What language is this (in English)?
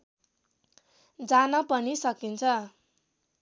Nepali